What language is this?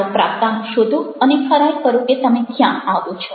Gujarati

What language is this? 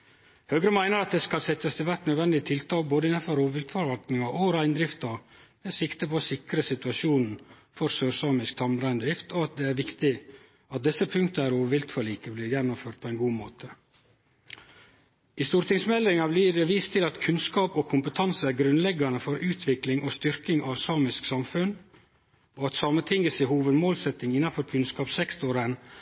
Norwegian Nynorsk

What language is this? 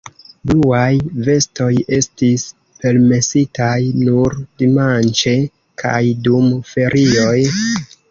Esperanto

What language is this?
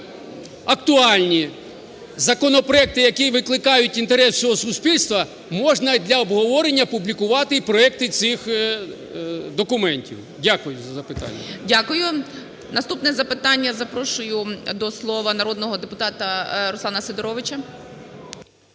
Ukrainian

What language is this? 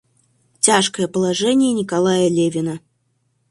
Russian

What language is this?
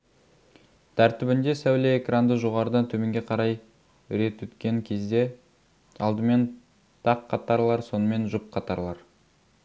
Kazakh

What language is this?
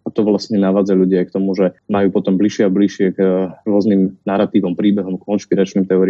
Slovak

